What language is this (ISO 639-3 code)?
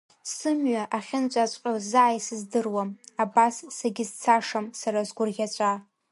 abk